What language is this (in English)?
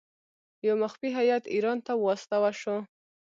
Pashto